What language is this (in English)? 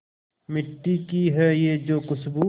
Hindi